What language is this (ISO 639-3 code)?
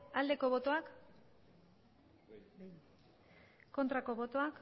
eus